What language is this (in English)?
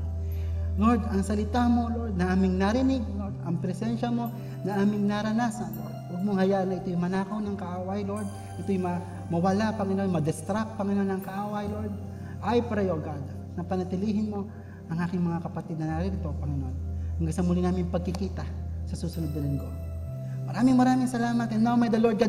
Filipino